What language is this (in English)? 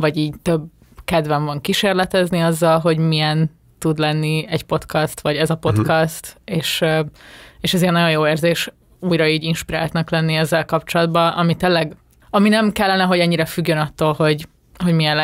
Hungarian